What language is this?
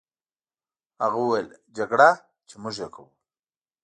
Pashto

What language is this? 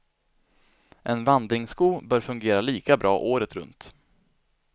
Swedish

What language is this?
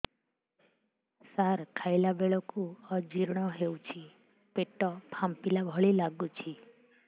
Odia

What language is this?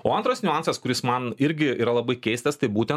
Lithuanian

